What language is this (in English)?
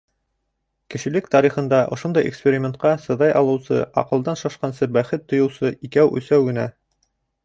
Bashkir